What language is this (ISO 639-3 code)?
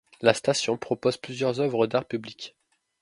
fra